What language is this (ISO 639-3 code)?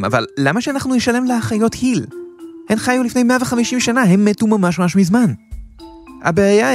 heb